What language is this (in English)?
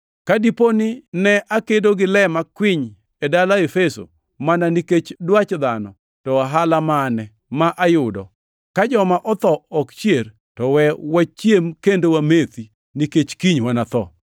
Luo (Kenya and Tanzania)